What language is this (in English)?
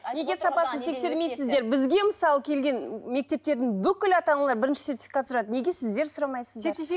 Kazakh